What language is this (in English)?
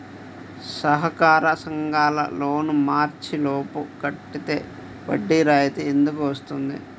Telugu